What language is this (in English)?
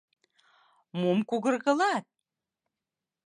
Mari